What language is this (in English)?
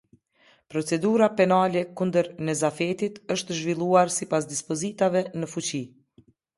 Albanian